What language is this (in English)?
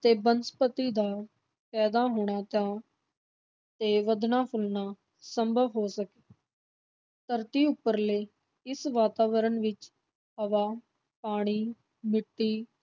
Punjabi